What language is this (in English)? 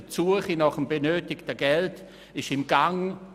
Swiss German